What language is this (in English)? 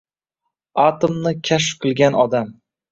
Uzbek